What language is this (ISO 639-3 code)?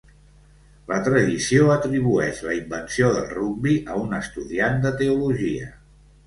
cat